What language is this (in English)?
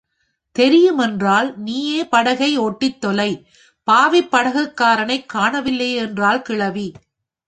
Tamil